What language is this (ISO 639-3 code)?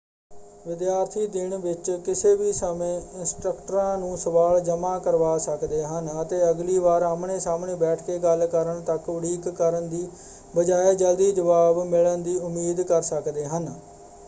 pan